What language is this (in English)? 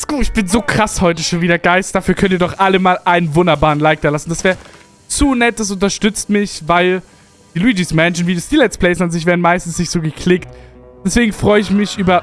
German